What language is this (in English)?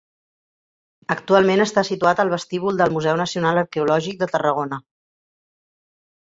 Catalan